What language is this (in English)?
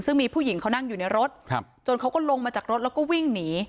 Thai